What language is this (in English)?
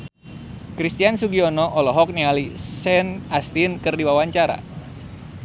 Sundanese